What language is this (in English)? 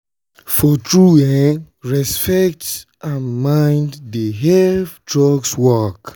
Nigerian Pidgin